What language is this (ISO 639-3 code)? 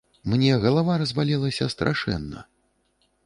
bel